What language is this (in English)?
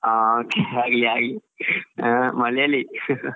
Kannada